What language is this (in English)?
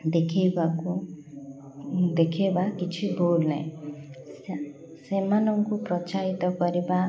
Odia